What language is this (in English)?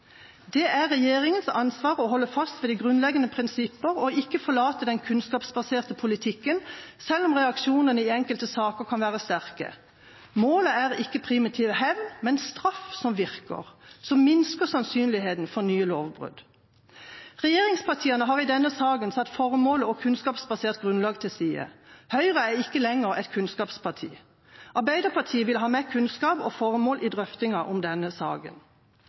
Norwegian Bokmål